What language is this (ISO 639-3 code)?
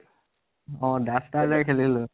asm